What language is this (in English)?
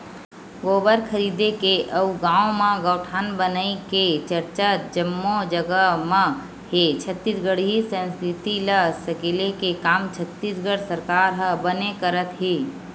Chhattisgarhi